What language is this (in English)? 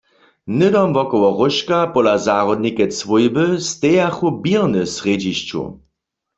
Upper Sorbian